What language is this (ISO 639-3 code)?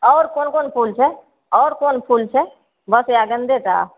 mai